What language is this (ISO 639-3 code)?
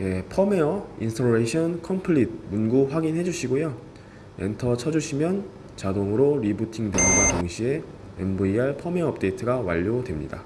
kor